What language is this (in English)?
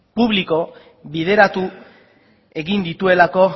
Basque